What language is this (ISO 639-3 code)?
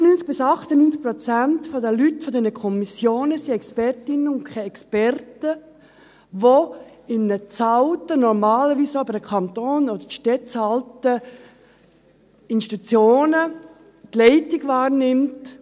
gsw